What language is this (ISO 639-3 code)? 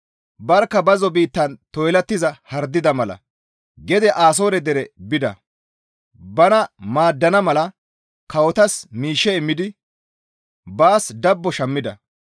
gmv